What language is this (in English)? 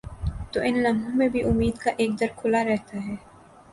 Urdu